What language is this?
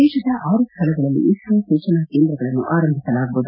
Kannada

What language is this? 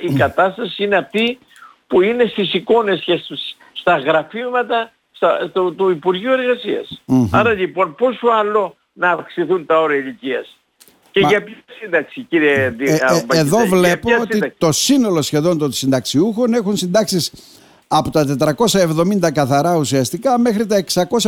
Greek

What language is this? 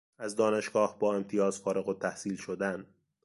Persian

